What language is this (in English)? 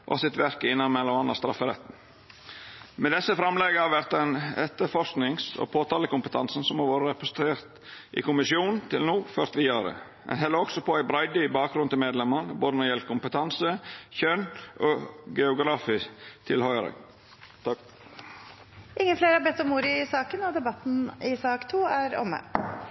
Norwegian